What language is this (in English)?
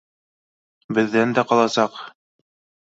Bashkir